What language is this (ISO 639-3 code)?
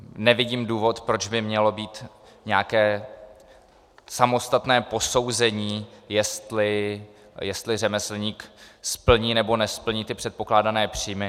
ces